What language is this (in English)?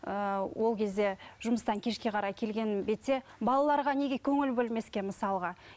Kazakh